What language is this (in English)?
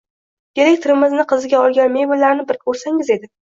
Uzbek